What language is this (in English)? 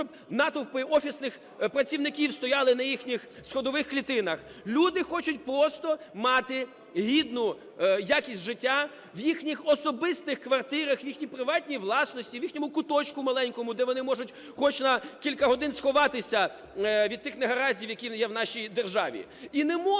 Ukrainian